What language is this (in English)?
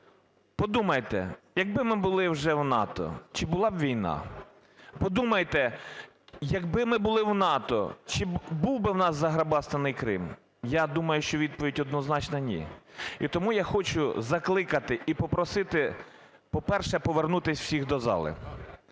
Ukrainian